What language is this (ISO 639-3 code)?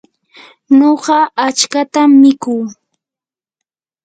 qur